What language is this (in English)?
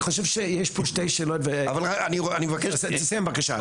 Hebrew